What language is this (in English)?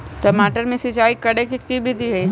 Magahi